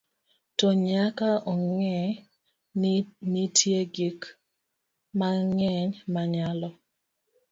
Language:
Luo (Kenya and Tanzania)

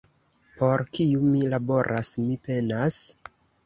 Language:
Esperanto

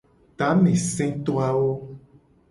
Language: Gen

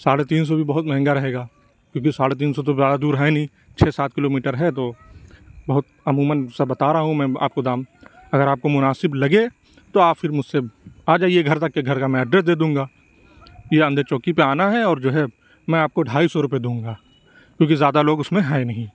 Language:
Urdu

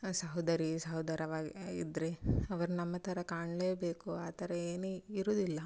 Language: Kannada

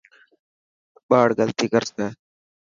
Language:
Dhatki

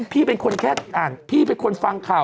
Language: Thai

